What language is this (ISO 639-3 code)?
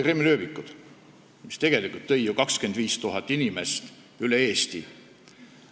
est